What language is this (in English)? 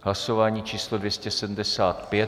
Czech